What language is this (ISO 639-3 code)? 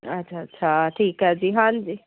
pan